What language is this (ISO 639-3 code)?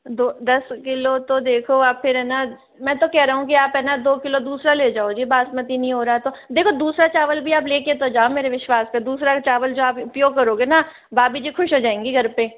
hin